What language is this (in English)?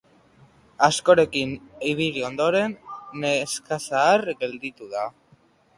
Basque